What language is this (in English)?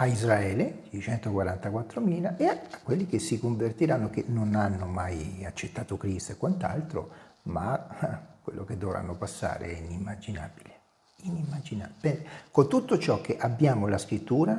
Italian